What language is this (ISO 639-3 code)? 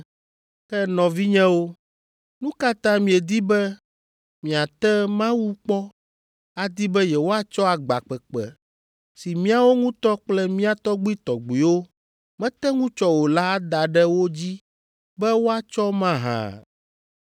ewe